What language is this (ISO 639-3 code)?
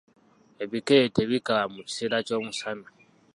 lug